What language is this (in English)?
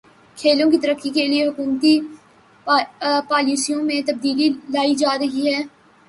Urdu